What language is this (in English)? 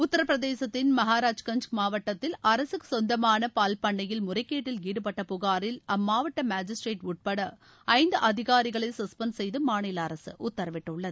Tamil